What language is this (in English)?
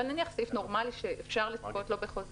Hebrew